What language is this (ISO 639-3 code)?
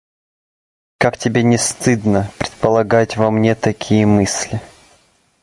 rus